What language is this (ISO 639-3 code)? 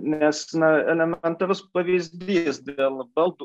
lit